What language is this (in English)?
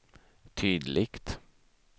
Swedish